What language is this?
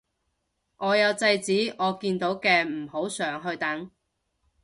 Cantonese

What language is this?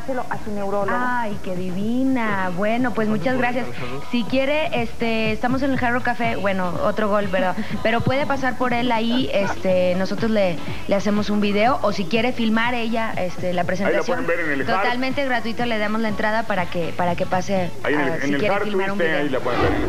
Spanish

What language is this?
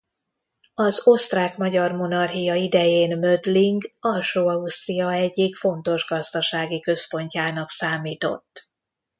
Hungarian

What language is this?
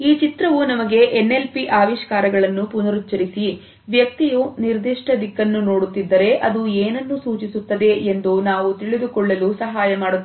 Kannada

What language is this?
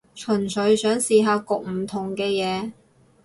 Cantonese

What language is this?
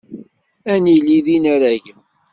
Kabyle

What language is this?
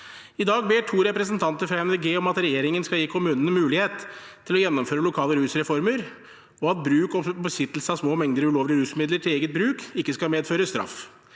Norwegian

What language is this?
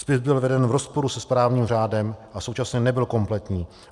Czech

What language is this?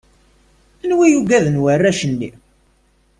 Kabyle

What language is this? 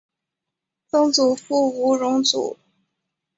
Chinese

